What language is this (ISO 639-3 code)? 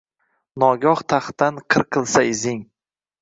uzb